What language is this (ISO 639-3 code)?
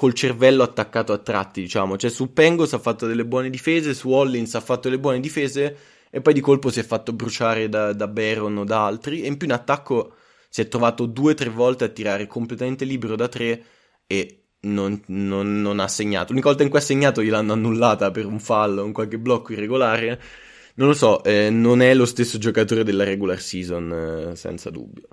ita